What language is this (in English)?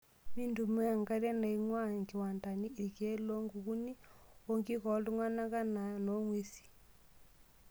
Masai